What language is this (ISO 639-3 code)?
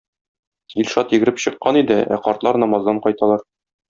tat